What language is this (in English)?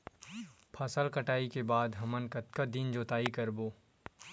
Chhattisgarhi